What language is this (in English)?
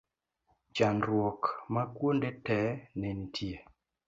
Luo (Kenya and Tanzania)